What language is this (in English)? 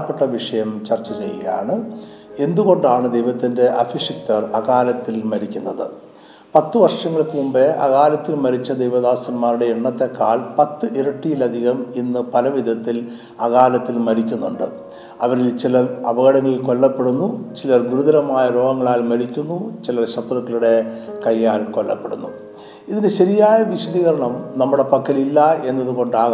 Malayalam